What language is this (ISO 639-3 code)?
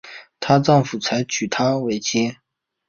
zho